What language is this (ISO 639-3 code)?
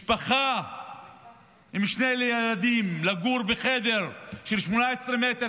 heb